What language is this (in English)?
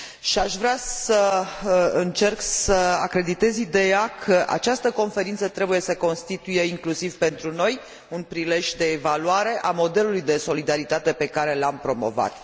Romanian